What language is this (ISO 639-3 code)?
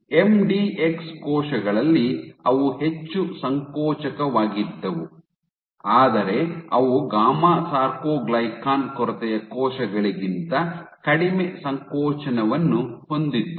kan